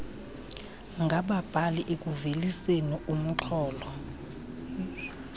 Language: Xhosa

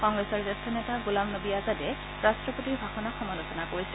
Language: Assamese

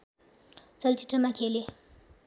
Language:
Nepali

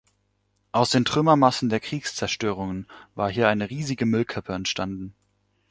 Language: German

